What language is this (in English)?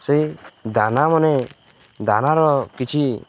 Odia